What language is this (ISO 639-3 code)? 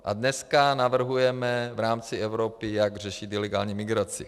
ces